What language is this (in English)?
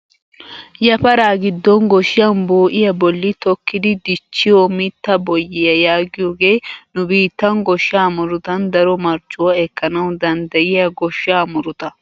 Wolaytta